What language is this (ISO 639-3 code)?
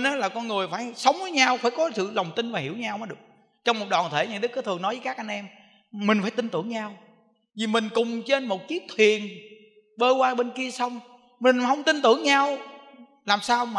vie